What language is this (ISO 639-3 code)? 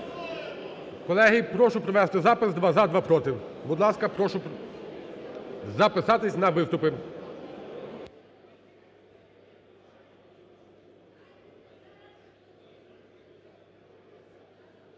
ukr